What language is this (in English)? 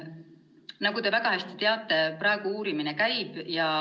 Estonian